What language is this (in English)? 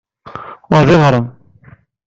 Kabyle